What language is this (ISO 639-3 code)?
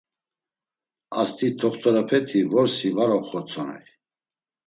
lzz